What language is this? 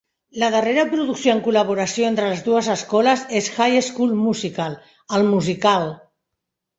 Catalan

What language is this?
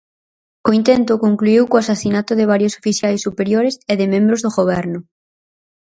Galician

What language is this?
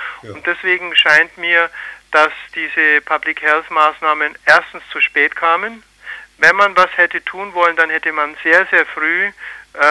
German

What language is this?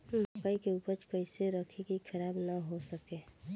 Bhojpuri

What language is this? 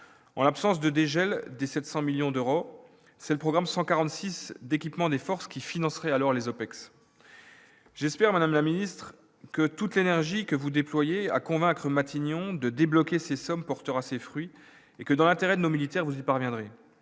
French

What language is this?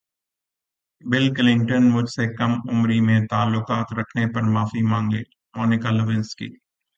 Urdu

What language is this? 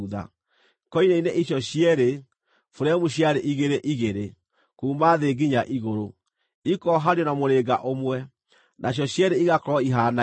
Kikuyu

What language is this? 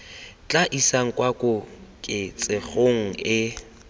Tswana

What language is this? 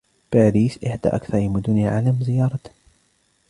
Arabic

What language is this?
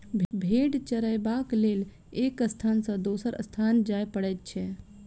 Maithili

